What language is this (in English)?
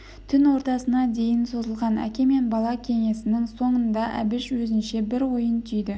Kazakh